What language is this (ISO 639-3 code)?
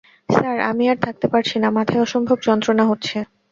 ben